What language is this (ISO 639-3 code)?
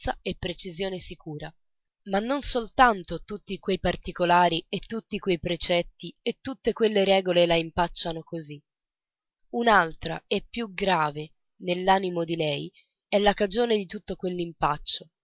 ita